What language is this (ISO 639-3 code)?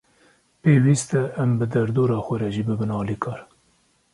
kur